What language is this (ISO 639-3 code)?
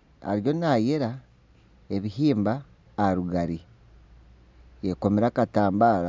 nyn